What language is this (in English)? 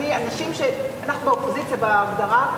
Hebrew